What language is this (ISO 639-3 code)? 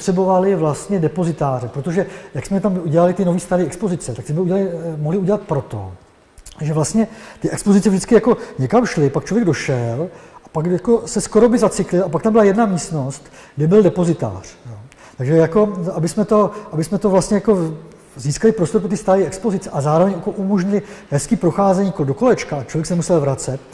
ces